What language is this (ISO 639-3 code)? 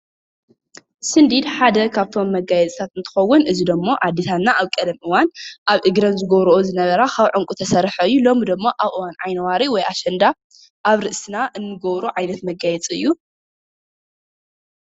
tir